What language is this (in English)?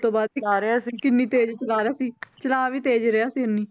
Punjabi